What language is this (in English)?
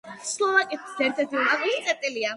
Georgian